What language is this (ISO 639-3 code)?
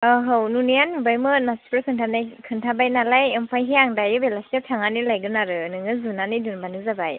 brx